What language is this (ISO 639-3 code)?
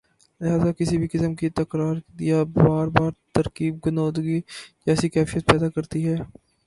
urd